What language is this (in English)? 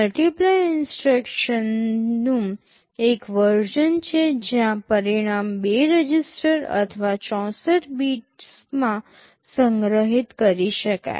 Gujarati